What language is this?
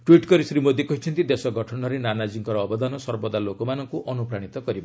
Odia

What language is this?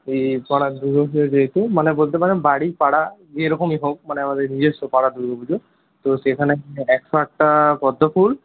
Bangla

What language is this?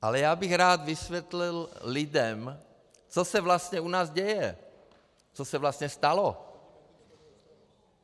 Czech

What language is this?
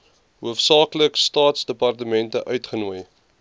Afrikaans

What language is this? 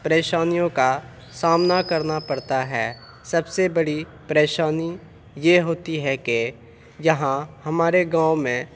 Urdu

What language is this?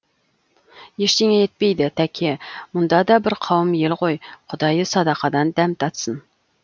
Kazakh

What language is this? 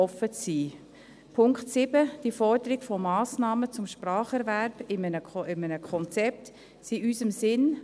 Swiss German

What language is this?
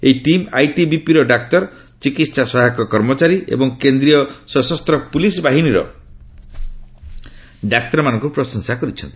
Odia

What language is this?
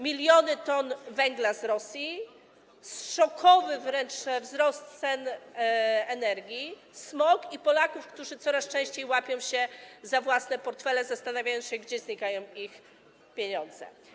Polish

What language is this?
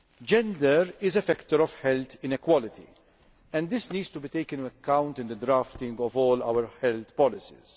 English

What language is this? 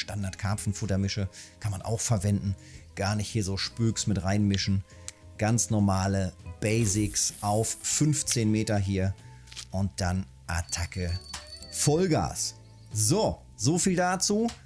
German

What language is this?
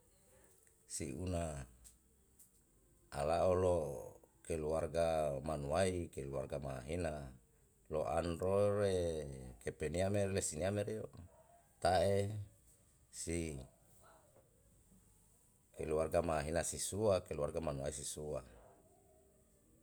Yalahatan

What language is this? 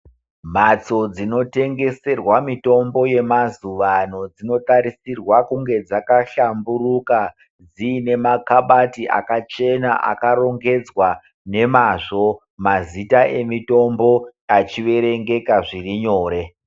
Ndau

